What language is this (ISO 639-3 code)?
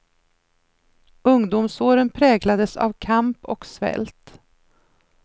swe